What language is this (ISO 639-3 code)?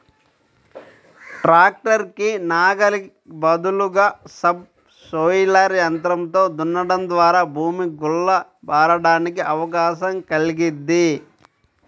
tel